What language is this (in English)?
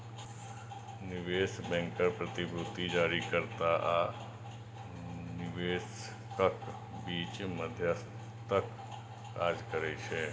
Maithili